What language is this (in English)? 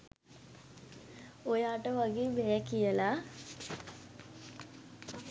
Sinhala